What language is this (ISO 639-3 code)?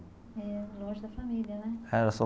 por